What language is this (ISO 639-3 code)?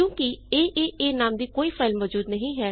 pan